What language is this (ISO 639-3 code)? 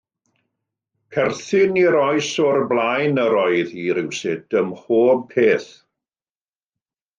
cym